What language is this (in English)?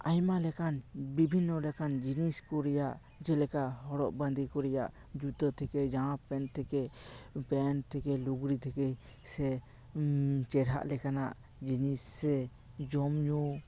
Santali